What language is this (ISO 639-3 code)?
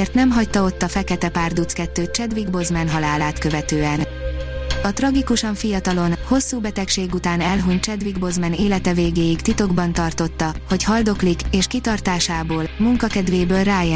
hun